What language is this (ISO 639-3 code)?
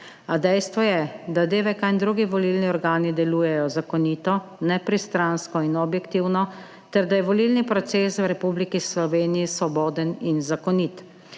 slv